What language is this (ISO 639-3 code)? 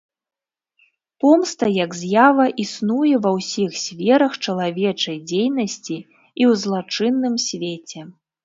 bel